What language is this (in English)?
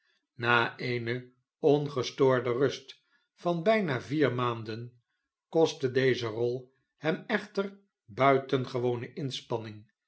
Dutch